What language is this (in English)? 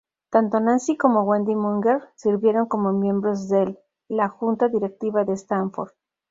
Spanish